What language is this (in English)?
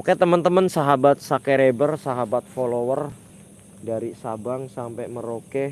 Indonesian